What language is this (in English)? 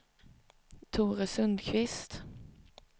Swedish